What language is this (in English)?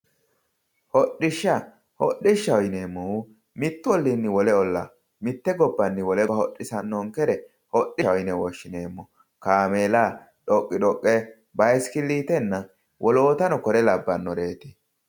Sidamo